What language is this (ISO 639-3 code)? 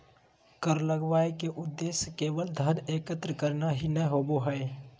mag